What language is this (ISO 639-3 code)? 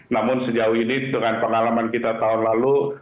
ind